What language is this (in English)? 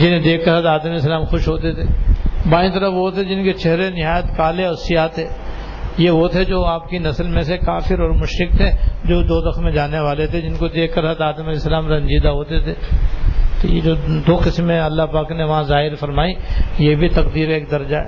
Urdu